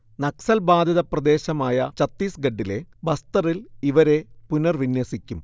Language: Malayalam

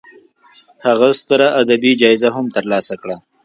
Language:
Pashto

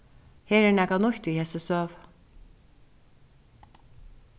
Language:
Faroese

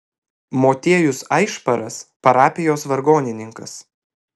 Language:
Lithuanian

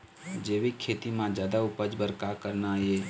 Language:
Chhattisgarhi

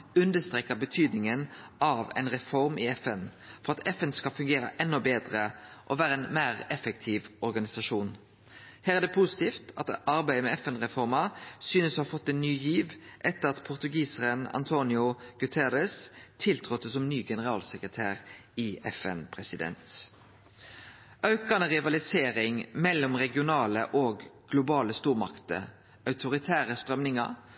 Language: Norwegian Nynorsk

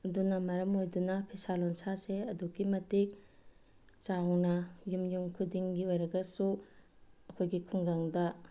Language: Manipuri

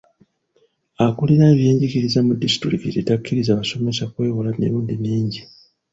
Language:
Ganda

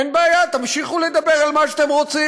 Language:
Hebrew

